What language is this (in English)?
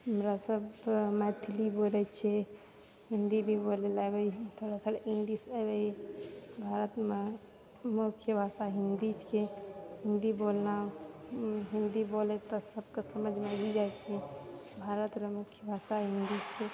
Maithili